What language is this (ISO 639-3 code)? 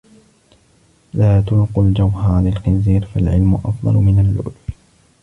ara